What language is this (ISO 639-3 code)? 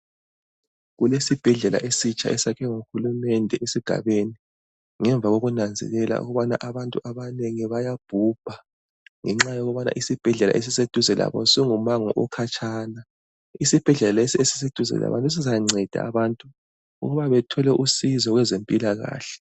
nde